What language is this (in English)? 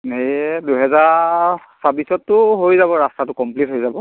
Assamese